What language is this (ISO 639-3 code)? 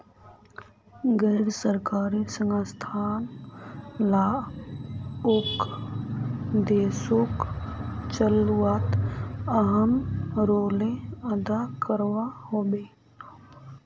mag